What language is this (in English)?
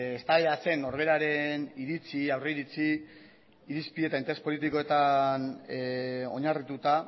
Basque